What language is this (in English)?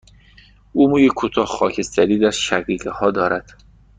Persian